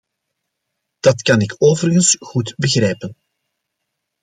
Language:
Dutch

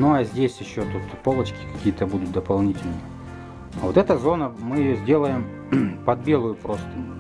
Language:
Russian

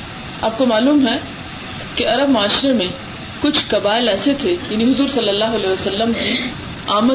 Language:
Urdu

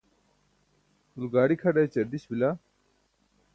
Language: Burushaski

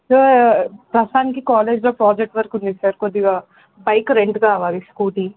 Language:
Telugu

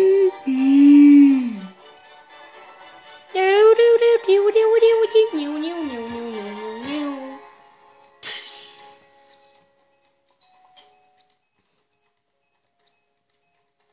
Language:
Dutch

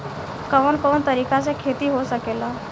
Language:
Bhojpuri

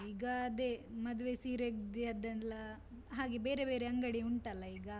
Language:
Kannada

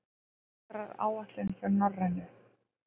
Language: Icelandic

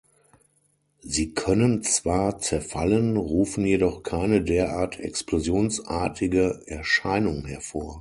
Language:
German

